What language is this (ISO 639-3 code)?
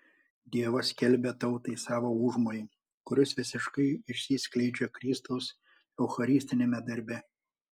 lit